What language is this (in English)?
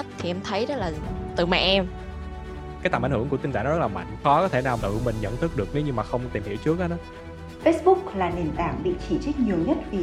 Vietnamese